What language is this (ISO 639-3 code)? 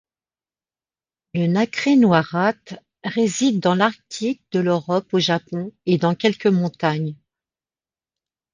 fra